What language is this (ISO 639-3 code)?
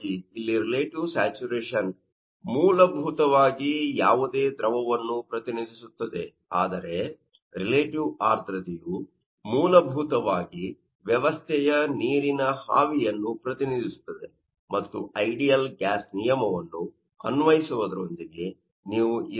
kan